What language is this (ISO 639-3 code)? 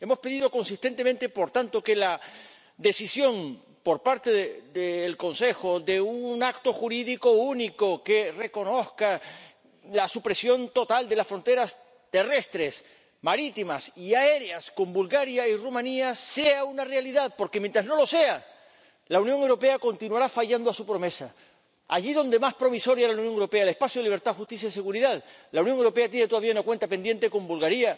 spa